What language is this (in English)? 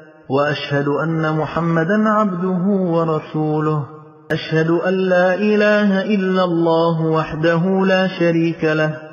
Arabic